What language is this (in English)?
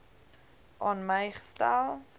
Afrikaans